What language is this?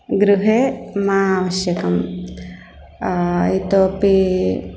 Sanskrit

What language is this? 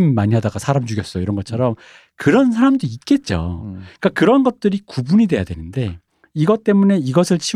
Korean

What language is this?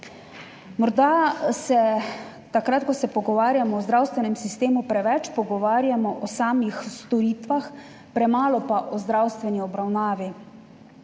Slovenian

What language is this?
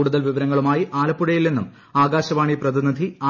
Malayalam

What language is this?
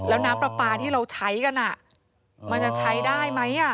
Thai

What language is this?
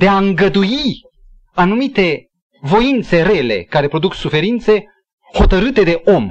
Romanian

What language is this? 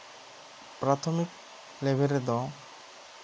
Santali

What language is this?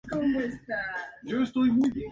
Spanish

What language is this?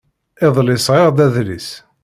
Kabyle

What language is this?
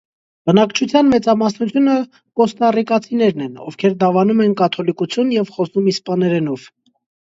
Armenian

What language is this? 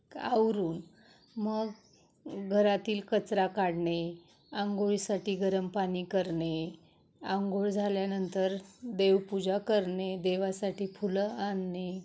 Marathi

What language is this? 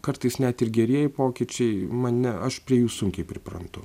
Lithuanian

